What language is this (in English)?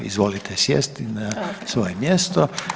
Croatian